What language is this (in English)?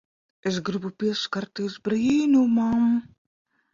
Latvian